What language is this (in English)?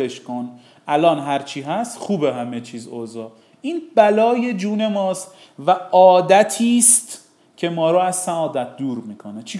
Persian